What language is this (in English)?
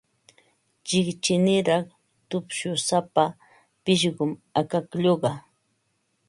Ambo-Pasco Quechua